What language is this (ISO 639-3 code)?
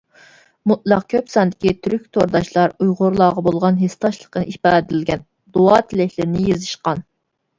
uig